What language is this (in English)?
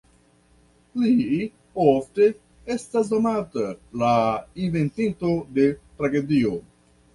Esperanto